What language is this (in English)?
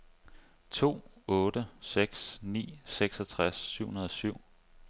Danish